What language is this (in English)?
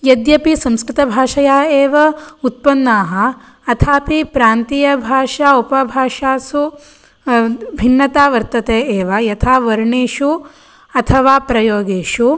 Sanskrit